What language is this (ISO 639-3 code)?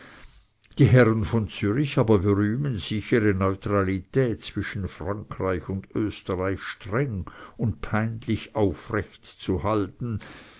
deu